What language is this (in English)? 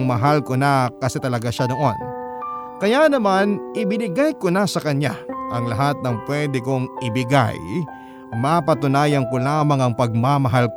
Filipino